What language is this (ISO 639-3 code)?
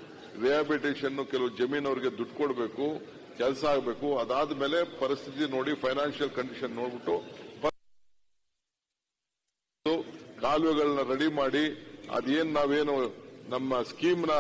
kan